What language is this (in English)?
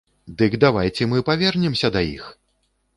Belarusian